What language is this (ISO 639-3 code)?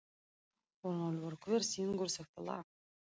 isl